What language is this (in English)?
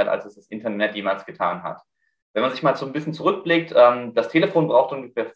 German